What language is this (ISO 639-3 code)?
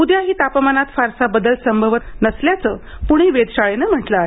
mar